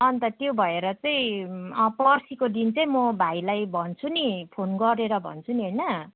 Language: Nepali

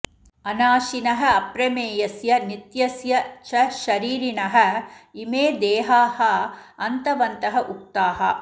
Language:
Sanskrit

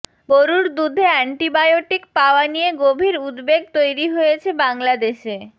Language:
Bangla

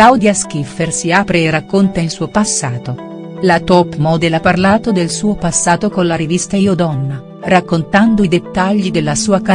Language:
Italian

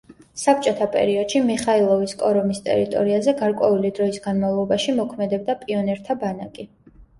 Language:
Georgian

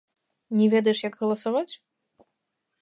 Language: Belarusian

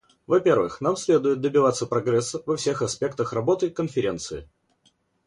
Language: Russian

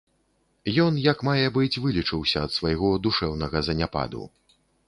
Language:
Belarusian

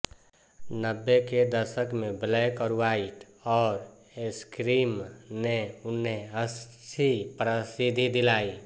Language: Hindi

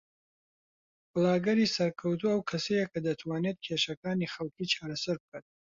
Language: Central Kurdish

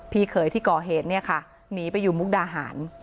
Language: Thai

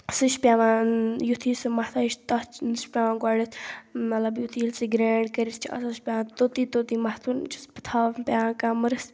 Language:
Kashmiri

